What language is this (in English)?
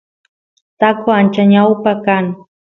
Santiago del Estero Quichua